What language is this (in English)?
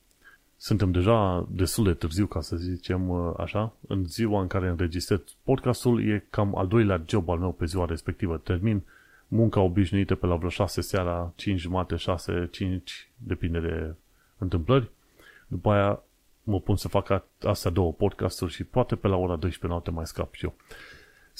Romanian